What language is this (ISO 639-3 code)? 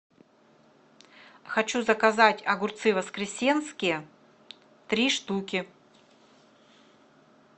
rus